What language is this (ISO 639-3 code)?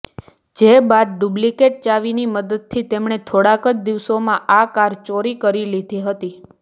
guj